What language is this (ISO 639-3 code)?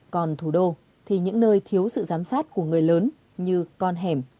vie